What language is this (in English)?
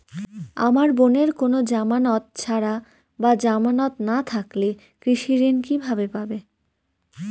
Bangla